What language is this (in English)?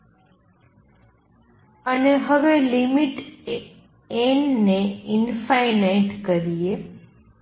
Gujarati